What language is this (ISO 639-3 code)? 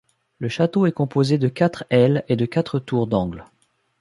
fra